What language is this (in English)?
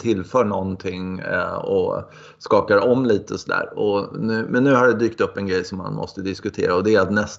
Swedish